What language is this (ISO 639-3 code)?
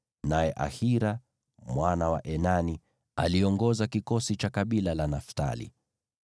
swa